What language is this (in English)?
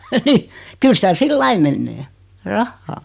Finnish